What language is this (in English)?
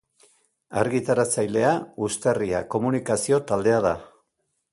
Basque